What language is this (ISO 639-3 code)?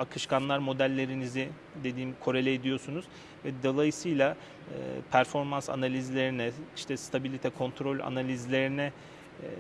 tur